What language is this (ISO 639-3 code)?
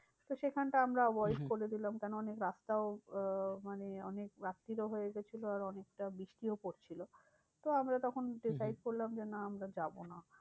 ben